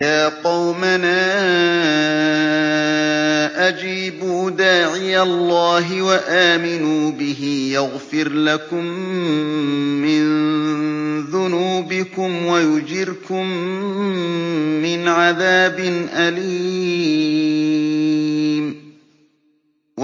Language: Arabic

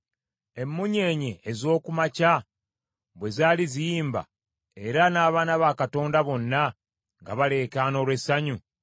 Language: Ganda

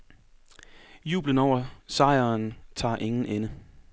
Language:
Danish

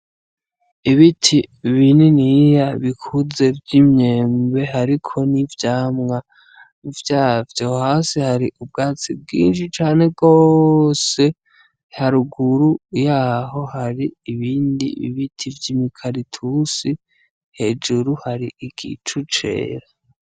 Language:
Rundi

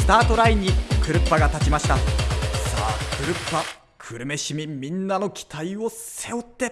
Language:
Japanese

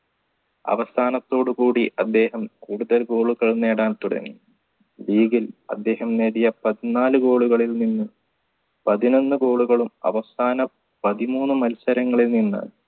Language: Malayalam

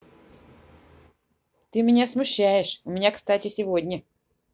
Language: Russian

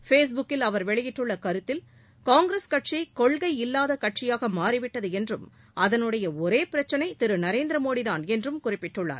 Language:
Tamil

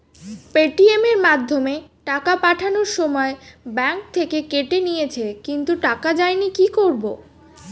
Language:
Bangla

